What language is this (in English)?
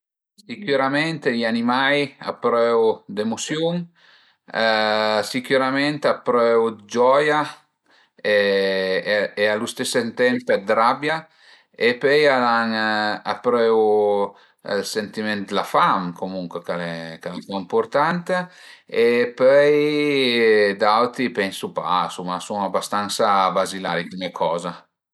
Piedmontese